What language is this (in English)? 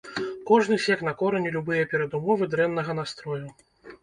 Belarusian